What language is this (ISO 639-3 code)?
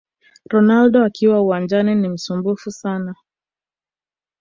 swa